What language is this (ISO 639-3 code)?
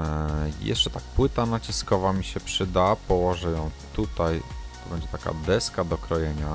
pol